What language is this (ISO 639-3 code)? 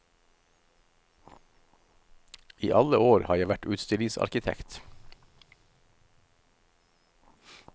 nor